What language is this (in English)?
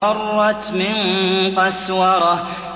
Arabic